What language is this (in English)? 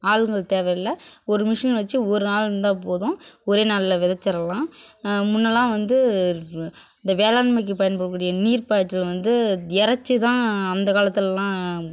Tamil